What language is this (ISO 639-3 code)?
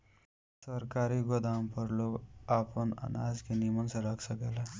bho